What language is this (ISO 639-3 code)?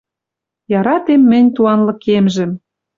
mrj